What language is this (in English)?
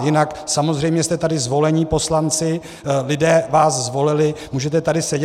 Czech